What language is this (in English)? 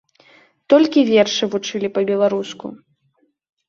Belarusian